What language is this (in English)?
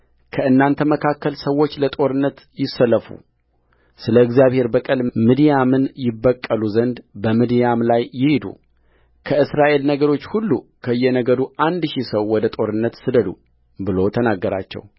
Amharic